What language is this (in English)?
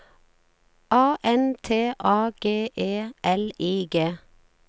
Norwegian